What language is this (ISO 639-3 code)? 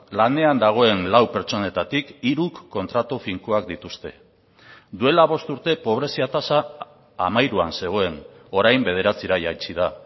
eus